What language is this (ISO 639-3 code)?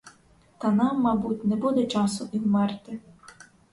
ukr